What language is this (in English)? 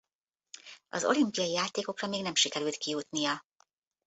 Hungarian